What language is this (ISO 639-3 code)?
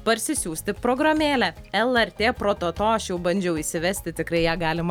lit